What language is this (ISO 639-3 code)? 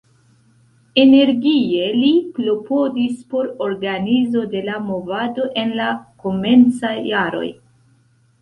epo